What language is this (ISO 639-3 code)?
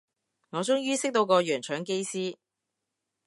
yue